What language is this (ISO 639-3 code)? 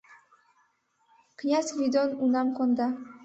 chm